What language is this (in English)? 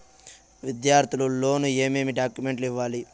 Telugu